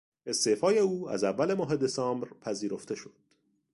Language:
Persian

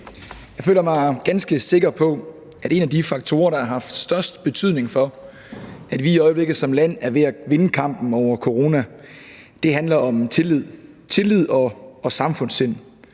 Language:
Danish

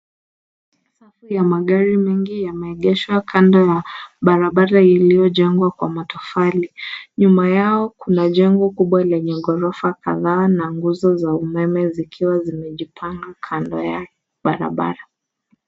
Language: Swahili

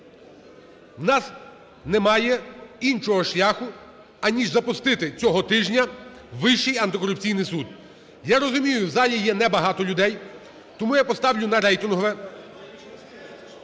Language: Ukrainian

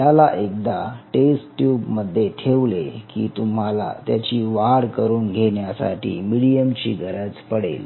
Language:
Marathi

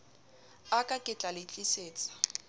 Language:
Southern Sotho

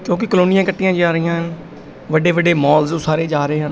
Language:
Punjabi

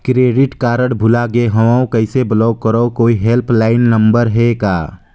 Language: Chhattisgarhi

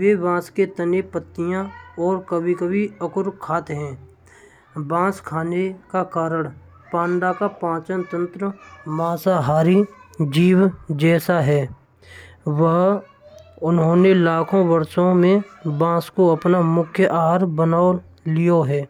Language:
Braj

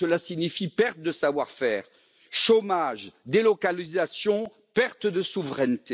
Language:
French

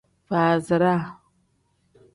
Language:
Tem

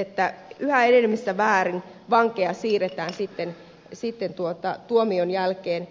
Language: Finnish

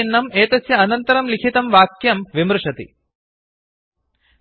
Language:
Sanskrit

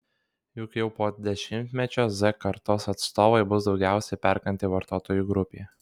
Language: Lithuanian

